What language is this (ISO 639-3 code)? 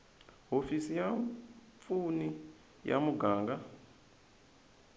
tso